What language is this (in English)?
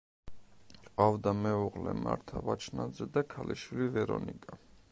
Georgian